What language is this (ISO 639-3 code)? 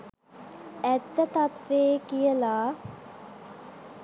sin